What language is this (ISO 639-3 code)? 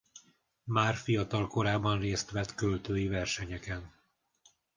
hun